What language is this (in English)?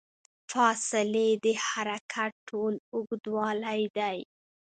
Pashto